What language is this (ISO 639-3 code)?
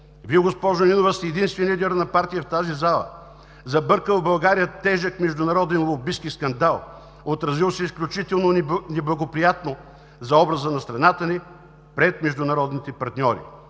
bul